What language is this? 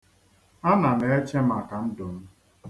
Igbo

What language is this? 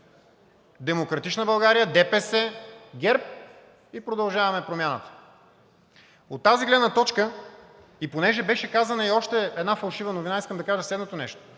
Bulgarian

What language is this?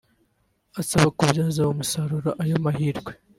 Kinyarwanda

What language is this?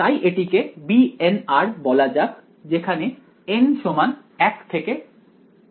Bangla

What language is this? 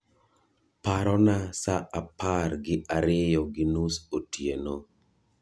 Luo (Kenya and Tanzania)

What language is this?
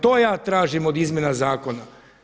Croatian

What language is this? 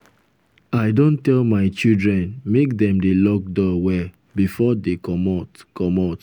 Nigerian Pidgin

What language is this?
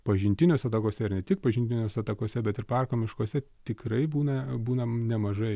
Lithuanian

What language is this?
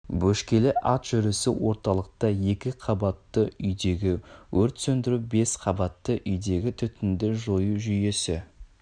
Kazakh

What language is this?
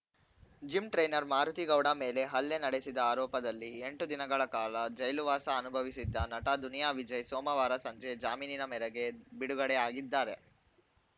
Kannada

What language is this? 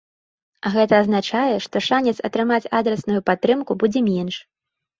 Belarusian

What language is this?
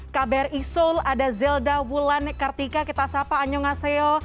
Indonesian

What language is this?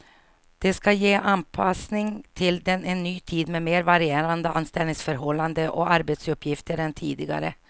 Swedish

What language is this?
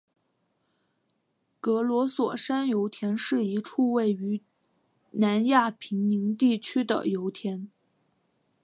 Chinese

